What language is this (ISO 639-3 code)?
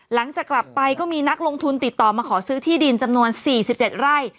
tha